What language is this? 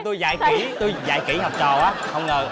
Vietnamese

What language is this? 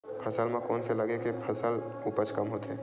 Chhattisgarhi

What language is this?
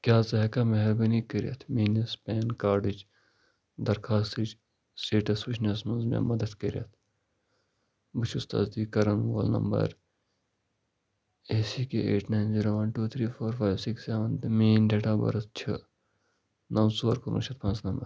Kashmiri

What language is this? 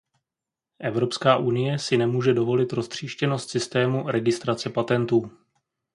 Czech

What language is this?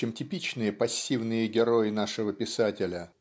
Russian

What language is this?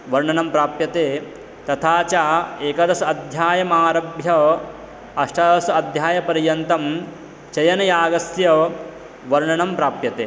Sanskrit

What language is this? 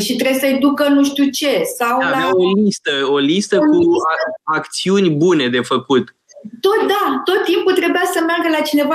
Romanian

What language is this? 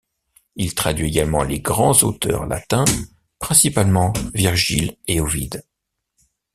French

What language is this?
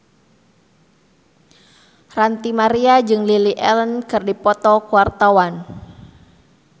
Sundanese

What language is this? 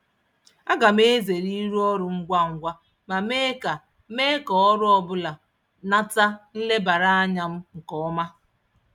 Igbo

